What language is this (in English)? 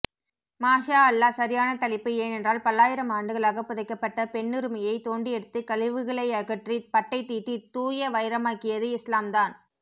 Tamil